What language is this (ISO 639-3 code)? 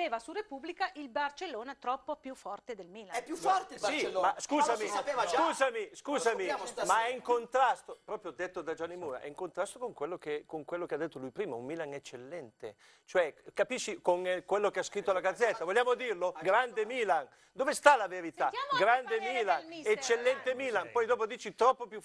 ita